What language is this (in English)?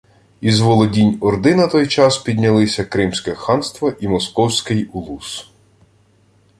Ukrainian